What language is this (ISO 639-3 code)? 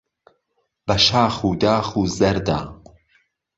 ckb